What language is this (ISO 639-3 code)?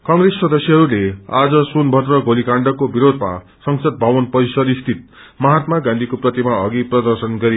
nep